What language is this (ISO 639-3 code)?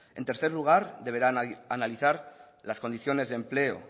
spa